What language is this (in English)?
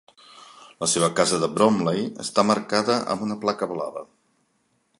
Catalan